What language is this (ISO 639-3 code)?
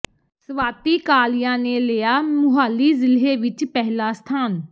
pan